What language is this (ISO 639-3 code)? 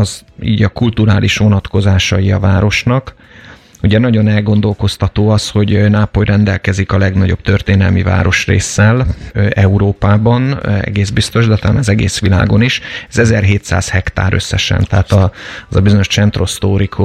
hun